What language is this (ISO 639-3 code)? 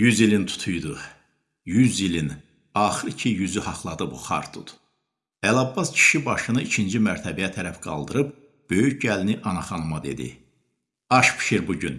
tur